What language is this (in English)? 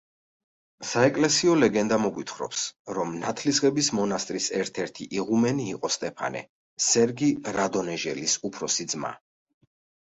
Georgian